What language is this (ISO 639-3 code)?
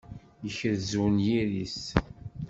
kab